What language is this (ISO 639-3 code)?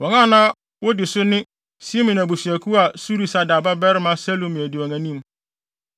aka